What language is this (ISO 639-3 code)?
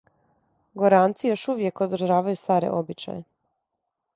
srp